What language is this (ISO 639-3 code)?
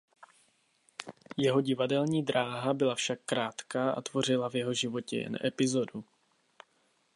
ces